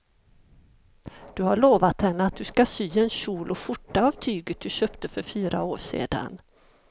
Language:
Swedish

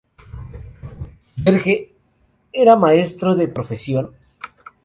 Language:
Spanish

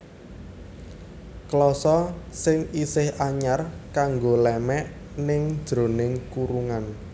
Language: Javanese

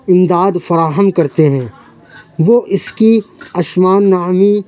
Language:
Urdu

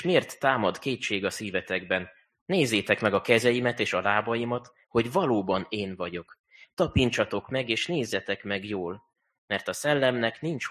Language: Hungarian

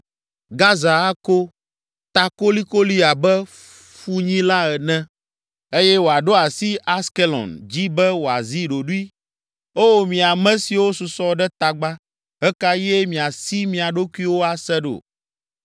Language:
Ewe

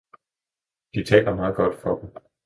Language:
Danish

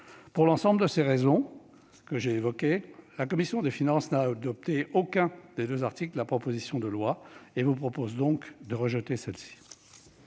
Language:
French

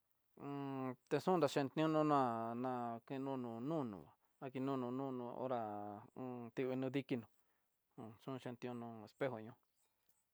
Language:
Tidaá Mixtec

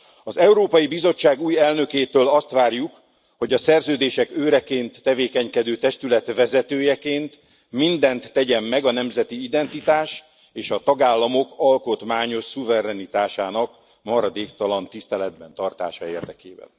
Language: Hungarian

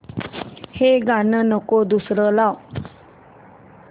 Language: Marathi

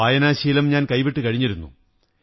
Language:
Malayalam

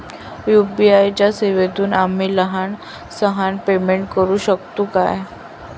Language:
Marathi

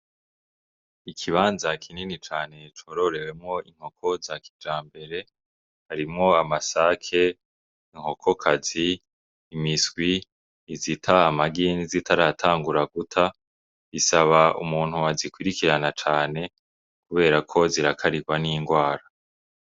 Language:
Rundi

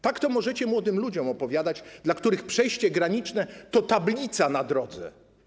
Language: Polish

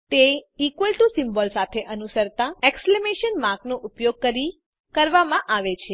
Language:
Gujarati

